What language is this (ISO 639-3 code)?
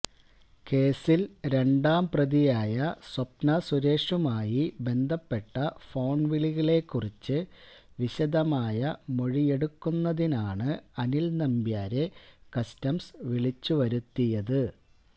mal